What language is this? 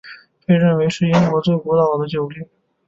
Chinese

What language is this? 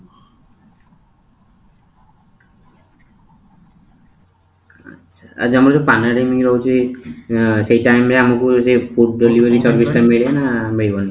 Odia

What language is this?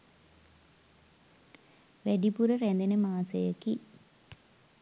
Sinhala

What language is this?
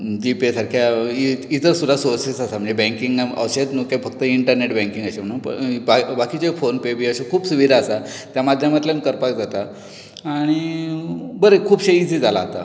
Konkani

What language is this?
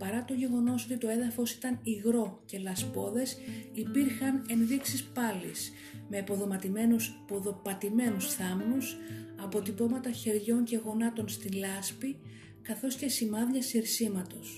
Greek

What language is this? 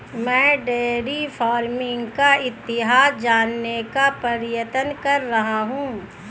Hindi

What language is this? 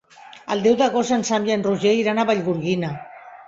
Catalan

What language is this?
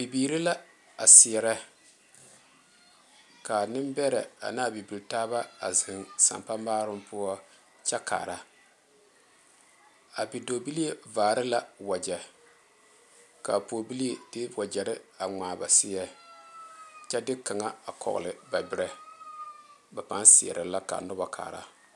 Southern Dagaare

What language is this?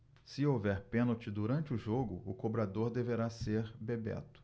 Portuguese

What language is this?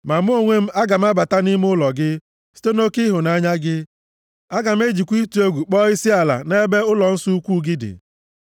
Igbo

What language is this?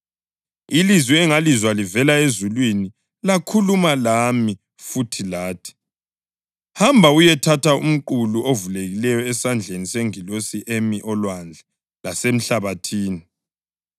North Ndebele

